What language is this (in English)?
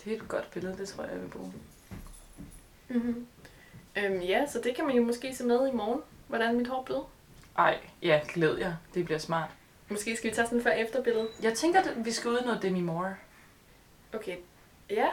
Danish